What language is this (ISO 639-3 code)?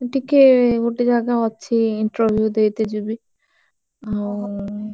ori